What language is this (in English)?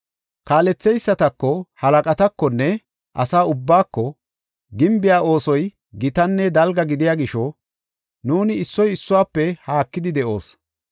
Gofa